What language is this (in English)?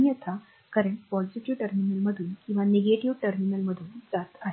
Marathi